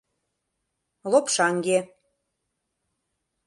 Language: Mari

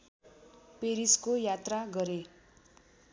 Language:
Nepali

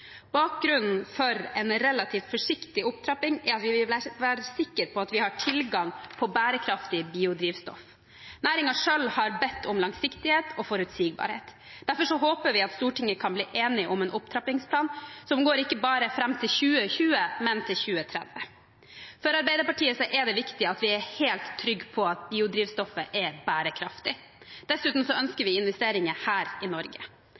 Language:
Norwegian Bokmål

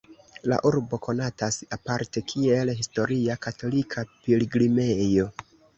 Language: Esperanto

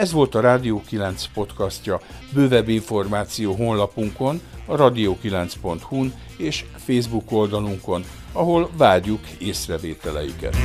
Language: Hungarian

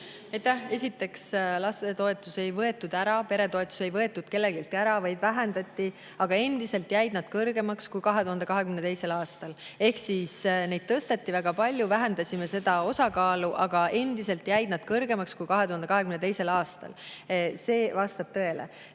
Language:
Estonian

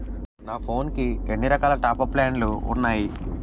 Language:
Telugu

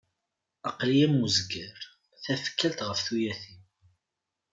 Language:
Kabyle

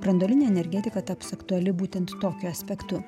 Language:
Lithuanian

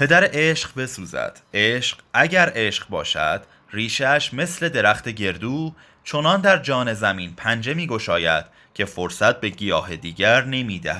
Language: Persian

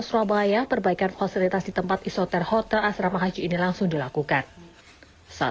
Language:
Indonesian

